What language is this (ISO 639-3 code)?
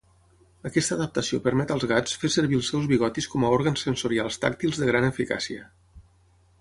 cat